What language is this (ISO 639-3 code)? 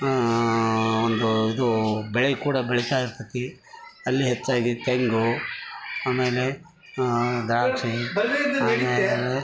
kan